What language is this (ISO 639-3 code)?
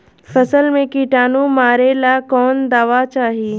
bho